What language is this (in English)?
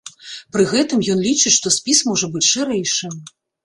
Belarusian